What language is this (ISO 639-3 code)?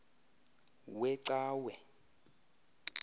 xho